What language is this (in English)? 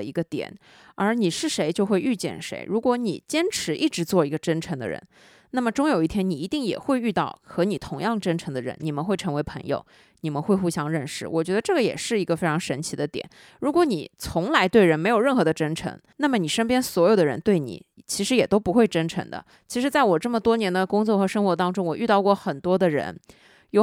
Chinese